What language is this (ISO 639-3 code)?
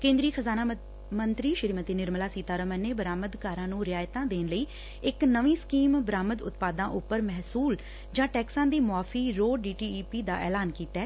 pan